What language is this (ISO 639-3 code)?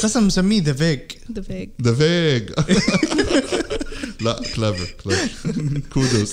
ara